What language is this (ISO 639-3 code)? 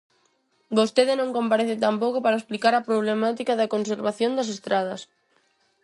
glg